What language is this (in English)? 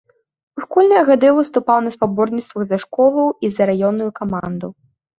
Belarusian